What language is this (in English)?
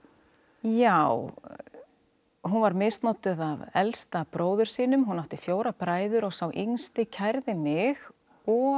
Icelandic